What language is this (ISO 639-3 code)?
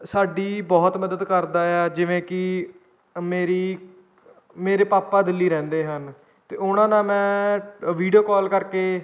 pan